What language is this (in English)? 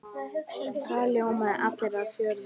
Icelandic